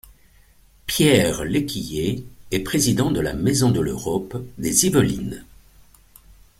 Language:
French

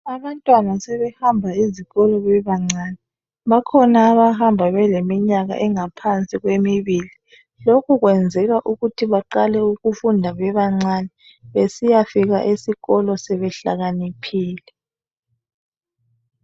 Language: North Ndebele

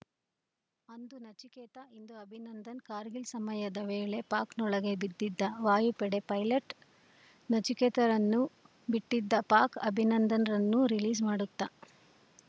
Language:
Kannada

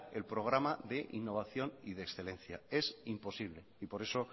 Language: Spanish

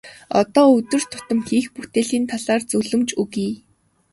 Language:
Mongolian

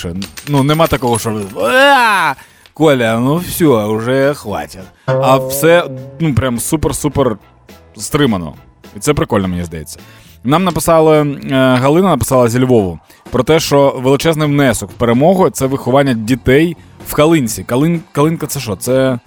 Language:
Ukrainian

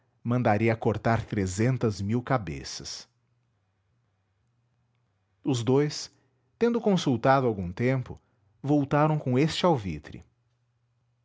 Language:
Portuguese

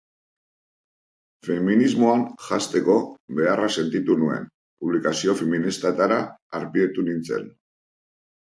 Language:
Basque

